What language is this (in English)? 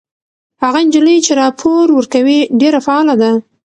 Pashto